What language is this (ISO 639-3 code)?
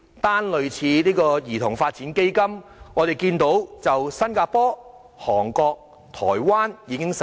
yue